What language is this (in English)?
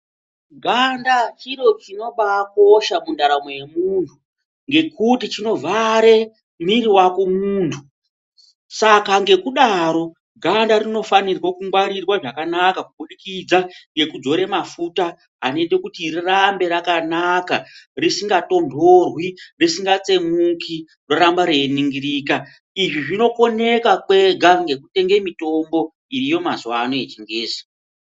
Ndau